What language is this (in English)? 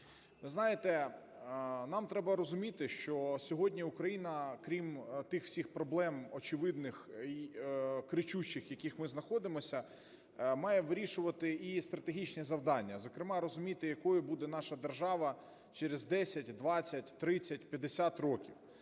Ukrainian